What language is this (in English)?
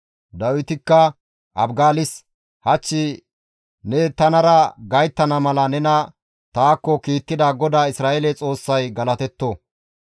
Gamo